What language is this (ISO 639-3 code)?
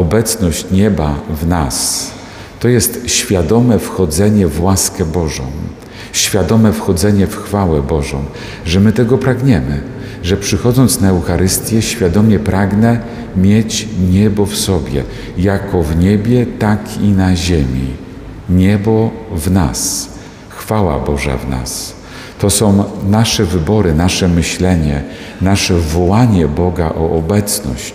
pol